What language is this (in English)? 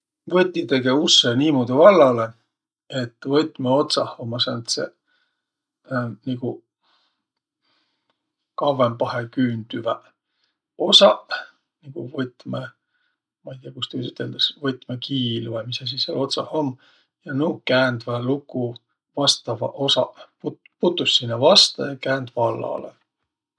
Võro